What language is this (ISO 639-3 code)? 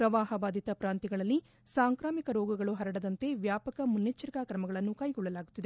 kan